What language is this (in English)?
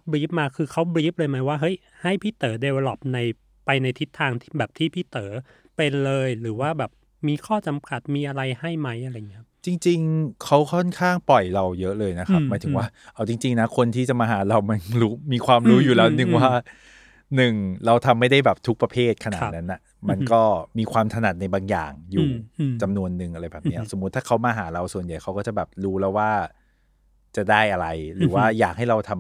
Thai